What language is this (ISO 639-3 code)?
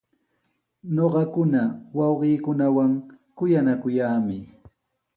qws